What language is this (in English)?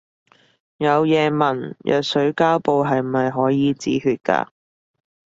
Cantonese